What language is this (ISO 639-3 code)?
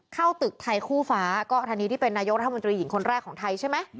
tha